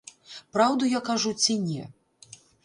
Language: Belarusian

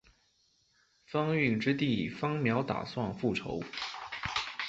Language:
Chinese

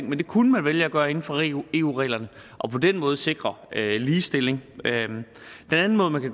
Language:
Danish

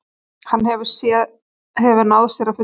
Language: Icelandic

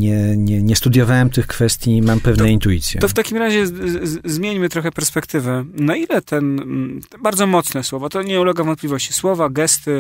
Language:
Polish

